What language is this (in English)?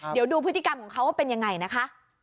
Thai